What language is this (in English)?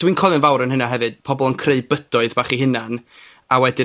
Welsh